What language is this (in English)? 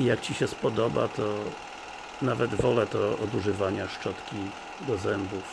Polish